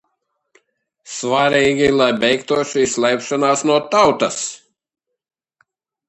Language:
Latvian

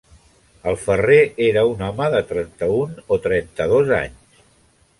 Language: Catalan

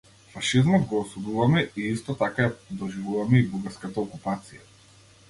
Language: Macedonian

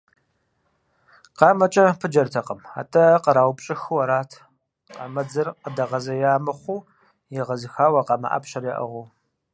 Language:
Kabardian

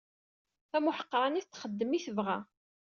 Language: Kabyle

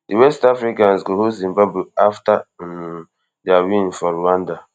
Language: Nigerian Pidgin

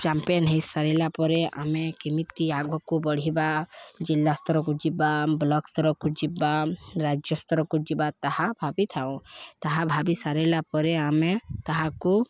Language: Odia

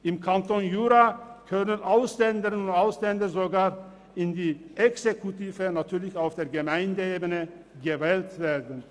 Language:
Swiss German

